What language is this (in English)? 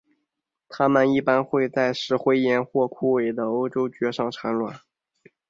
Chinese